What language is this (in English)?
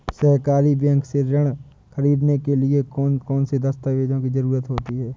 Hindi